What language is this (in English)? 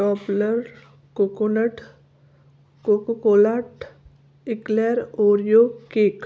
Sindhi